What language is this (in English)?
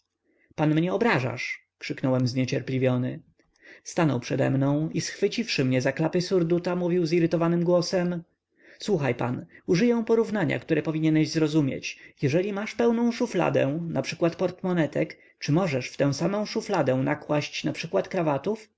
Polish